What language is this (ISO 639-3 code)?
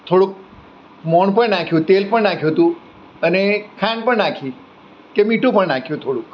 guj